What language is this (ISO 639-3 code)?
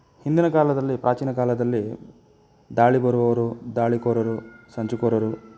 kan